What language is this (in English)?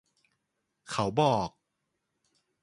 Thai